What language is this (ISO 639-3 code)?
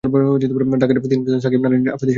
ben